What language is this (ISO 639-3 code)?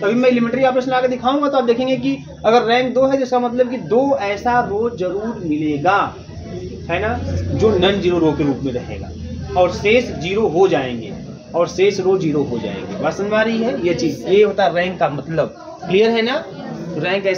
hin